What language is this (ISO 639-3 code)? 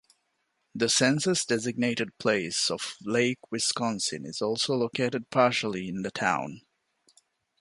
eng